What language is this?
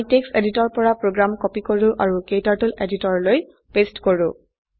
Assamese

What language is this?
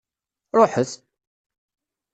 Kabyle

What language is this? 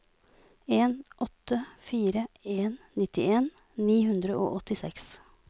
Norwegian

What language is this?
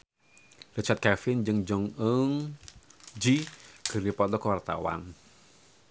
Sundanese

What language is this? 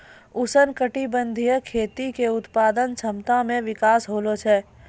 Maithili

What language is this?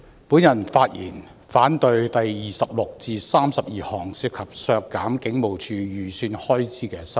Cantonese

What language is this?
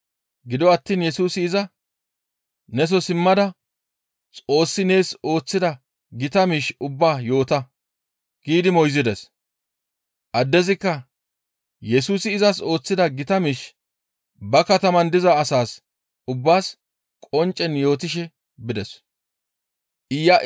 Gamo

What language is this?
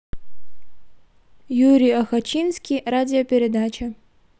Russian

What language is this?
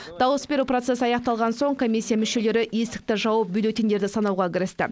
Kazakh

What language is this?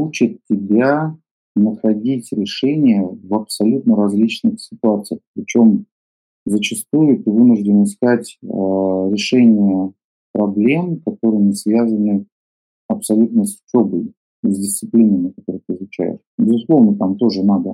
Russian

